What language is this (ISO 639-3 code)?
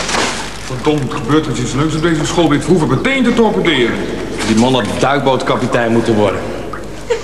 nld